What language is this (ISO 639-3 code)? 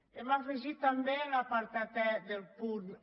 cat